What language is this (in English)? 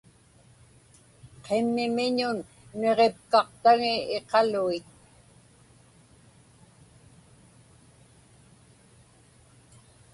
Inupiaq